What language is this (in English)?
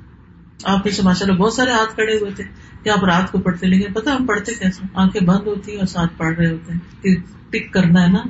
Urdu